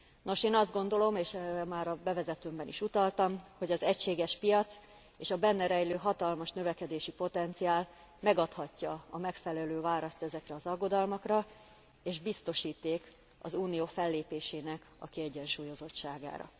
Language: Hungarian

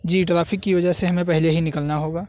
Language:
Urdu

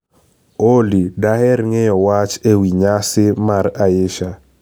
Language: Luo (Kenya and Tanzania)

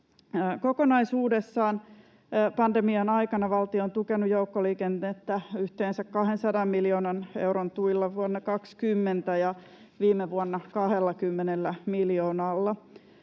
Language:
Finnish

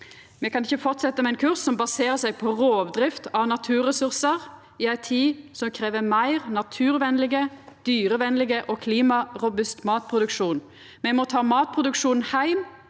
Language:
Norwegian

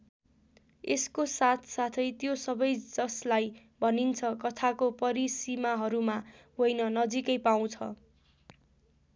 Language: Nepali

